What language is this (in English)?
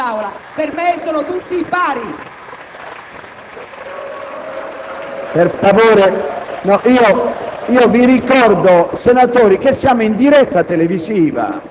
Italian